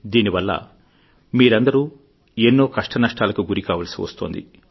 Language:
Telugu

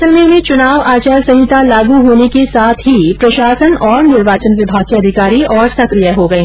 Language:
Hindi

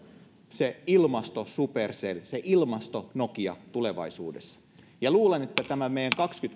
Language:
Finnish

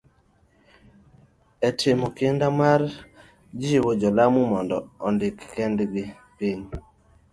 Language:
Luo (Kenya and Tanzania)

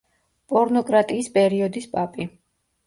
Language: Georgian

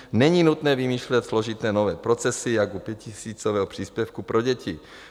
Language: Czech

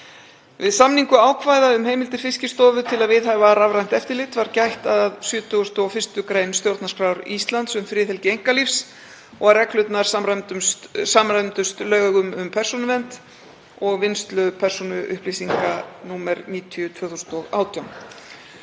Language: Icelandic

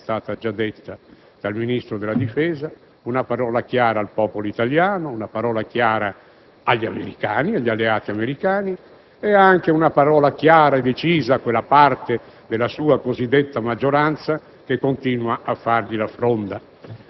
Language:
Italian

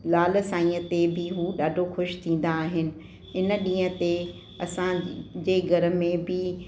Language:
Sindhi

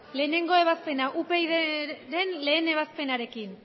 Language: Basque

